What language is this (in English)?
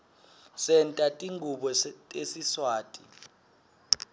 Swati